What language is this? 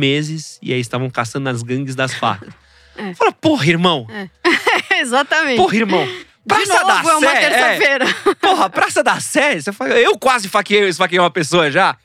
Portuguese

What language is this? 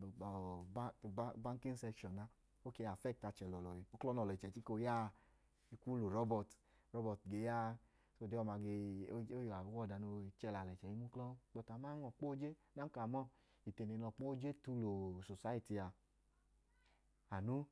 Idoma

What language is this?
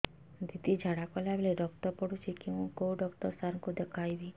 Odia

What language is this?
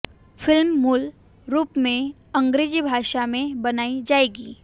Hindi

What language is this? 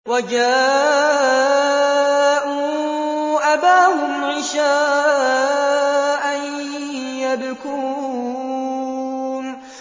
Arabic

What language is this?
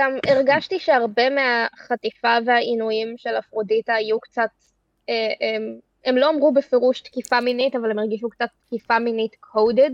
Hebrew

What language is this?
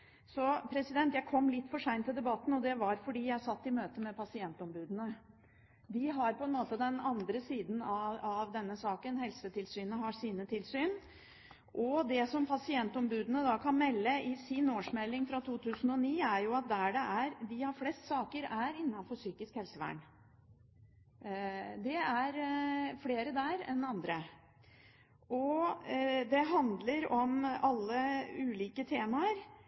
Norwegian Bokmål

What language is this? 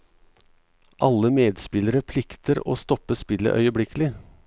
Norwegian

